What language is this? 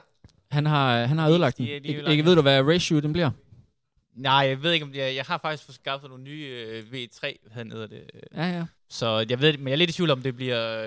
Danish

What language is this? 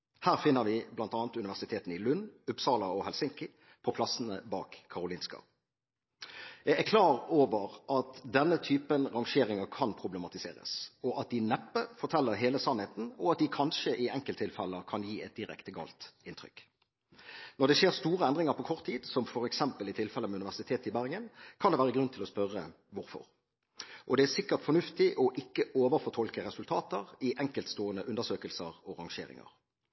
Norwegian Bokmål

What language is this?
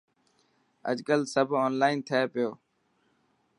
Dhatki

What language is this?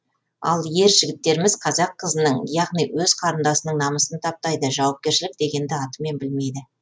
Kazakh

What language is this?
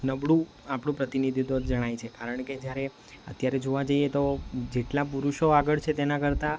Gujarati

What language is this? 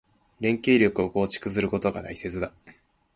Japanese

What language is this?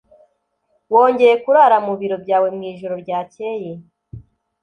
Kinyarwanda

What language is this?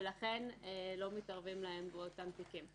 Hebrew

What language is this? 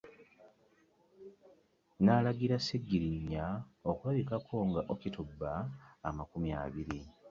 Ganda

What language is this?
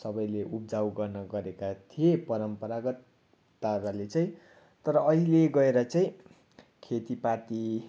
Nepali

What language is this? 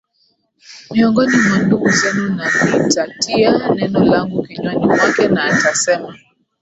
Swahili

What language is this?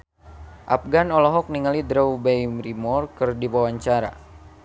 Sundanese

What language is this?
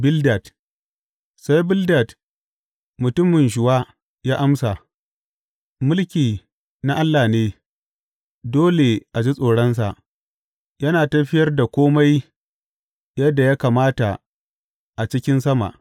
Hausa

